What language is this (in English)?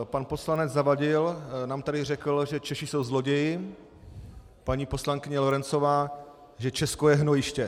Czech